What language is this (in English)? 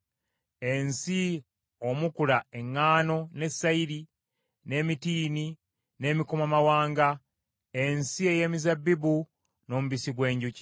Ganda